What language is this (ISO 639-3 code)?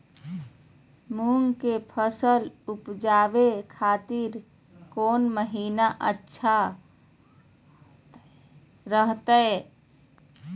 mag